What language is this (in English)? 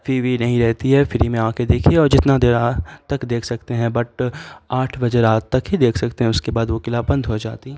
Urdu